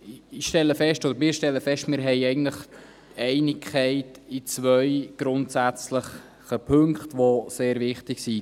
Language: Swiss German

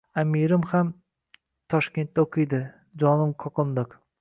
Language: Uzbek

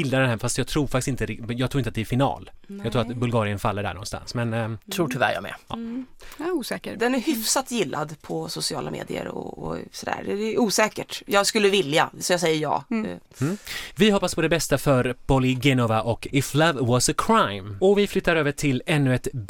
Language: Swedish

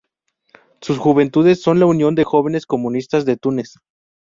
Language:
Spanish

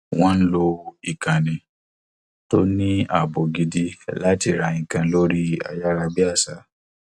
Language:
Yoruba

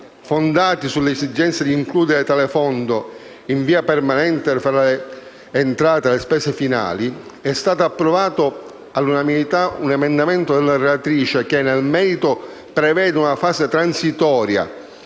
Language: Italian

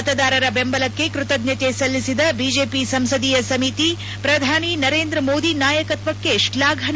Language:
Kannada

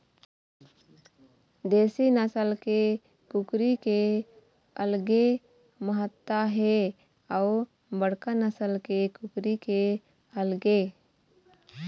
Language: Chhattisgarhi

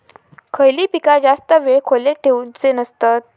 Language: Marathi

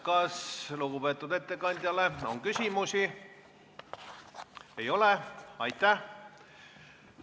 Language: Estonian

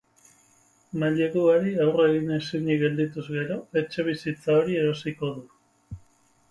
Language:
Basque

